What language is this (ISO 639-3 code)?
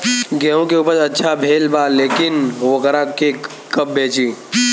bho